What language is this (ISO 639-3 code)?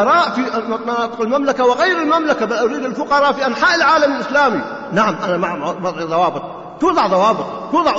ara